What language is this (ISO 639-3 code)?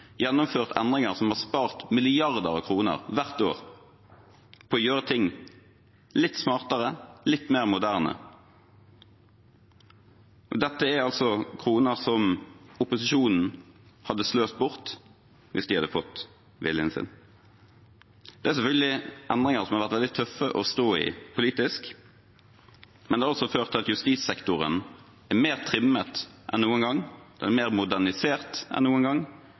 nob